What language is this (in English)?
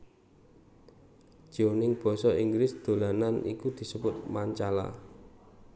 Javanese